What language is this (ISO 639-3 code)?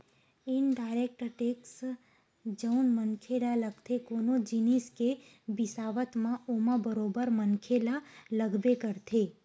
hne